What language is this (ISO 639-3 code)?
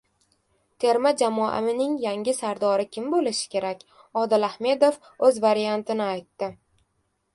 uzb